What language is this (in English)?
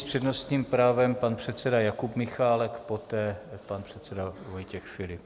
Czech